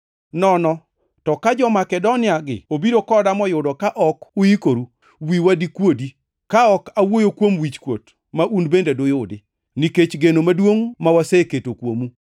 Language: Luo (Kenya and Tanzania)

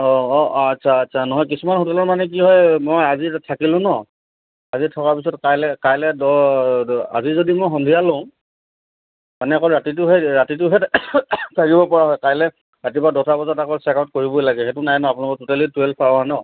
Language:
Assamese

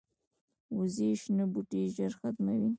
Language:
Pashto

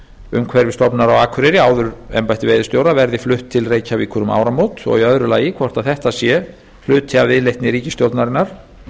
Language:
Icelandic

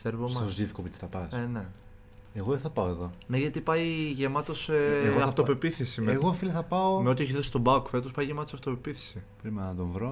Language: Greek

